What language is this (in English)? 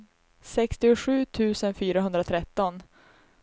Swedish